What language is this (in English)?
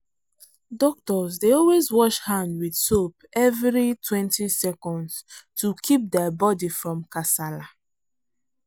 Nigerian Pidgin